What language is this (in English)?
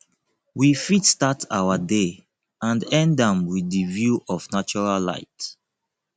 Nigerian Pidgin